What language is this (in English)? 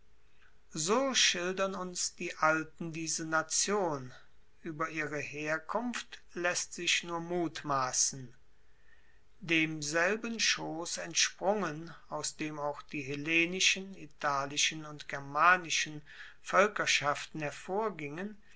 German